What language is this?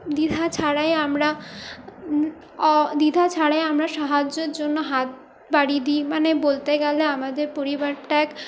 Bangla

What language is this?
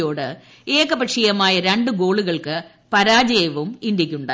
Malayalam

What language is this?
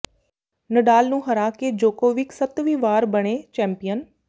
Punjabi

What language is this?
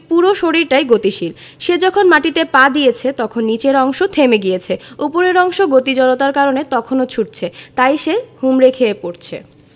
Bangla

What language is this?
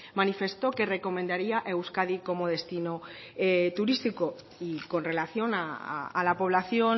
Spanish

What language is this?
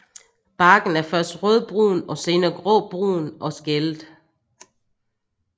Danish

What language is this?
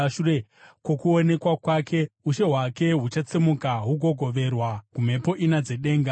Shona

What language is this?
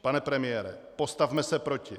Czech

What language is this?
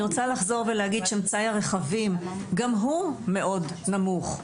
Hebrew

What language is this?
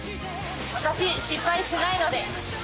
Japanese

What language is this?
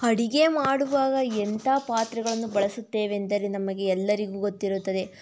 Kannada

